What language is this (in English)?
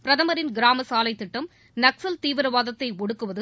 Tamil